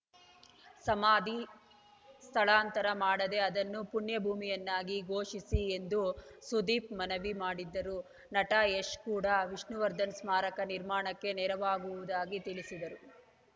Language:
Kannada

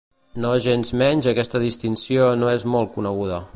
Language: Catalan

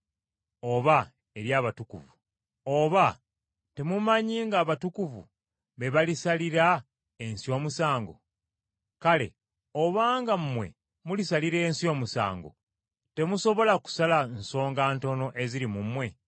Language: Ganda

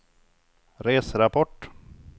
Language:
Swedish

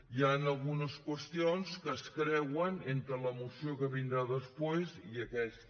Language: Catalan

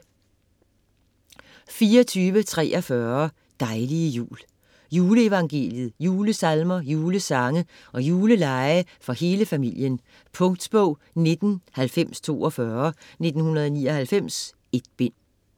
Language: Danish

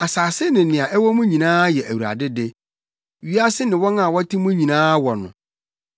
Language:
Akan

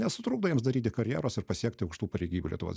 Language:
Lithuanian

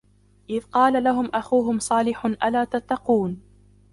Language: Arabic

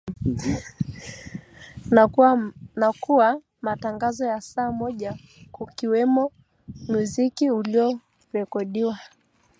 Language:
Swahili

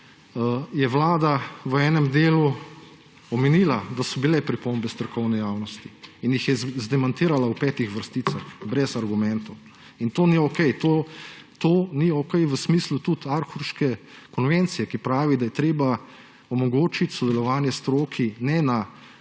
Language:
Slovenian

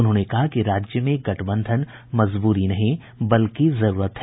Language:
Hindi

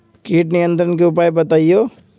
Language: Magahi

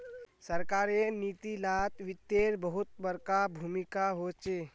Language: Magahi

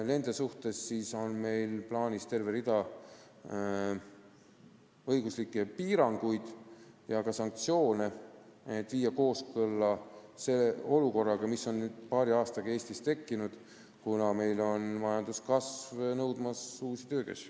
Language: Estonian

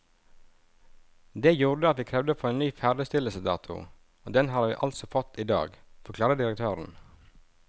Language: Norwegian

